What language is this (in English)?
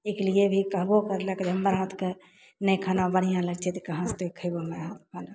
Maithili